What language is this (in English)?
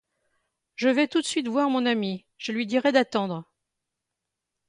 French